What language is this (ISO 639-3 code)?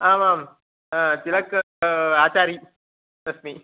san